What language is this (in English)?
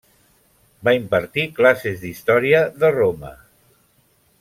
Catalan